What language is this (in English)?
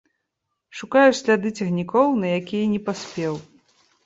Belarusian